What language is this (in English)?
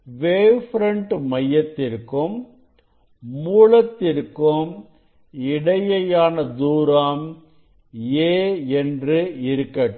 Tamil